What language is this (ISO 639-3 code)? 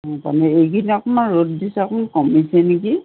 asm